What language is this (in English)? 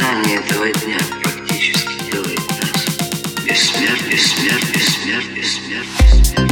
Russian